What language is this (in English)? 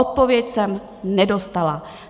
Czech